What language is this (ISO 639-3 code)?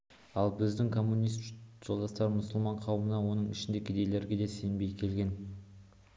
kaz